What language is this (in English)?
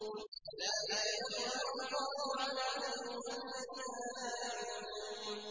Arabic